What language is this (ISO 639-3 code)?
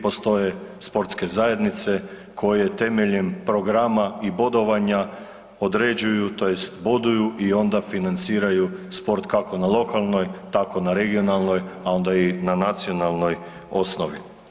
hrv